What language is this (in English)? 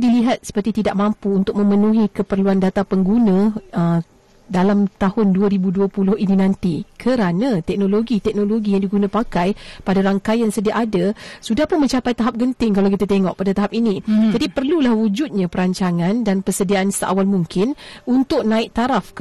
Malay